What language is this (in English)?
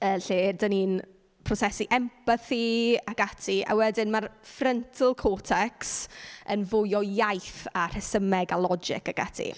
Welsh